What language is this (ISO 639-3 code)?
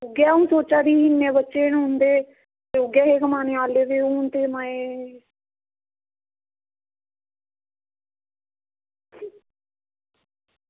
doi